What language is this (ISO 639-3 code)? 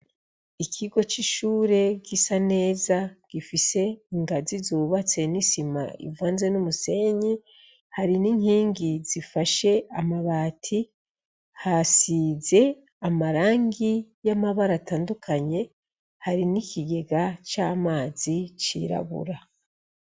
run